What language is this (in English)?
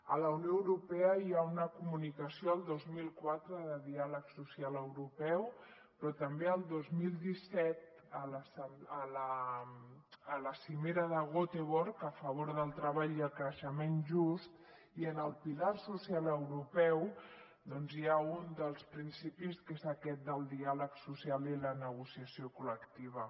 Catalan